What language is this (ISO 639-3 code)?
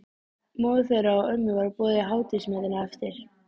isl